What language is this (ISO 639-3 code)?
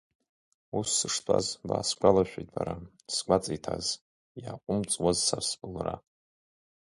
abk